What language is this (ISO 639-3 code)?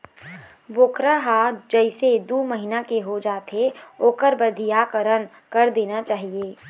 hne